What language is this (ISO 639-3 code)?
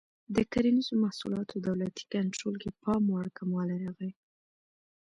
pus